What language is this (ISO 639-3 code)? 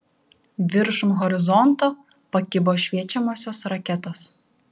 lit